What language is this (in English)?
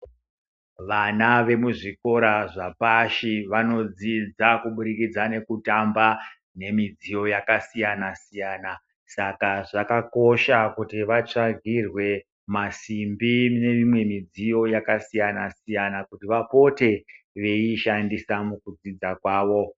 Ndau